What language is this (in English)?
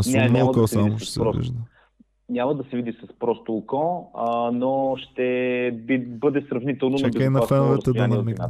Bulgarian